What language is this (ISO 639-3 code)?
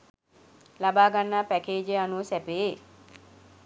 sin